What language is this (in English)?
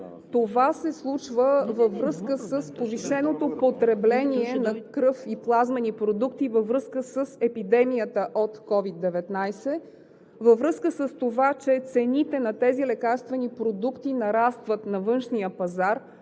Bulgarian